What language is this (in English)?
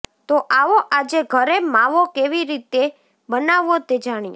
Gujarati